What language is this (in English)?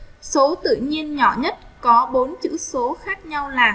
Vietnamese